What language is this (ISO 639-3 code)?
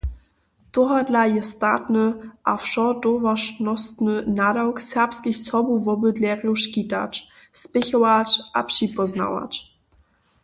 hsb